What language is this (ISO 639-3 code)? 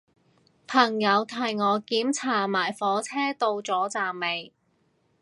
yue